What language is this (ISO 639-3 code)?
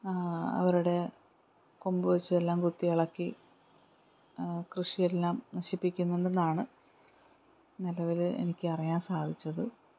mal